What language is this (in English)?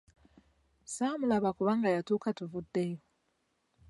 Ganda